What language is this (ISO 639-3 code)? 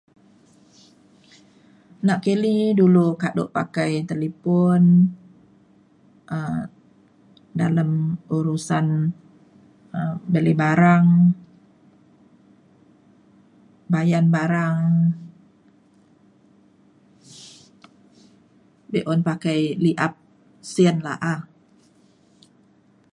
xkl